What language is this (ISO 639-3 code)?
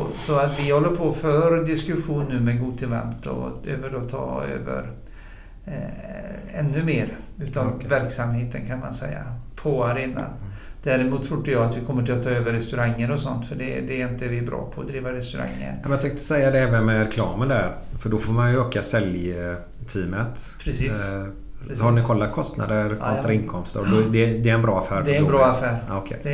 swe